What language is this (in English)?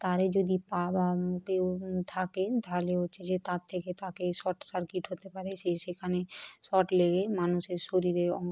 Bangla